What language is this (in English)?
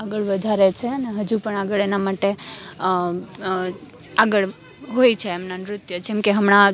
Gujarati